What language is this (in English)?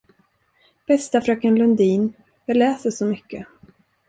Swedish